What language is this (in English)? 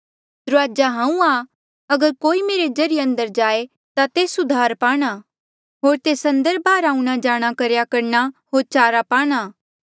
Mandeali